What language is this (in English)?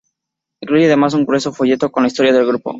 Spanish